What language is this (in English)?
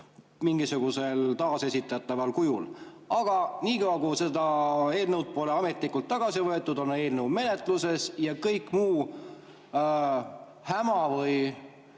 Estonian